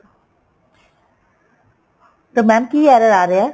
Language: Punjabi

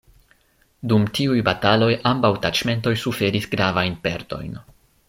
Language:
Esperanto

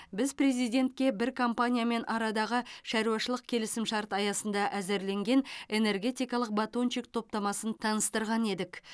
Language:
Kazakh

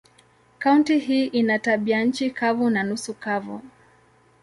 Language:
Swahili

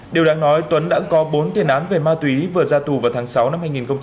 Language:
Vietnamese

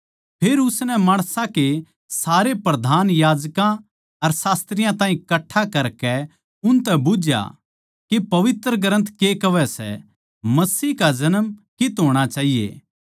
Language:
Haryanvi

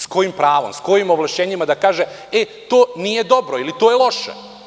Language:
Serbian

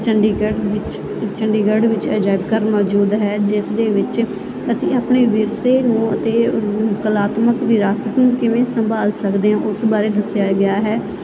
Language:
Punjabi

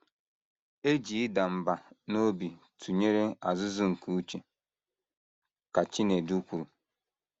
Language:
Igbo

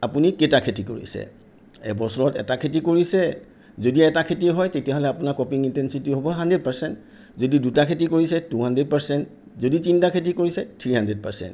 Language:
Assamese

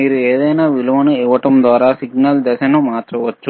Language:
Telugu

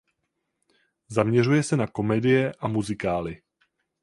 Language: Czech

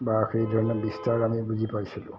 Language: Assamese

